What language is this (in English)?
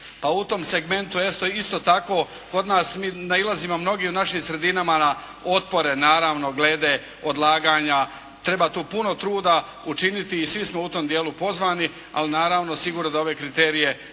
Croatian